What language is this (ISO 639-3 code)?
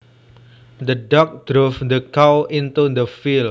jav